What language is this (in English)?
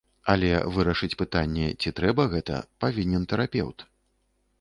Belarusian